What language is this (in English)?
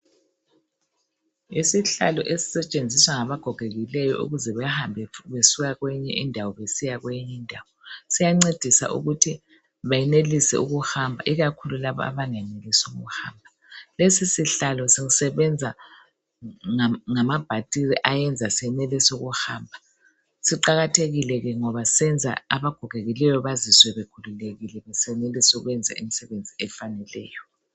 North Ndebele